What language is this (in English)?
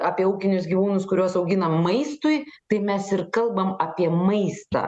Lithuanian